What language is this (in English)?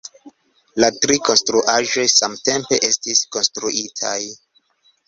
Esperanto